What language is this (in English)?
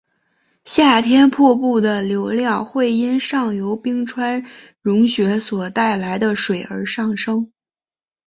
Chinese